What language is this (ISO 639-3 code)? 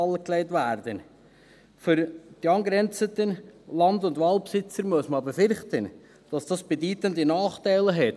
gsw